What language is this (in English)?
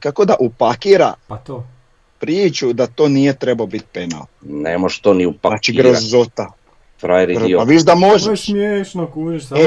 Croatian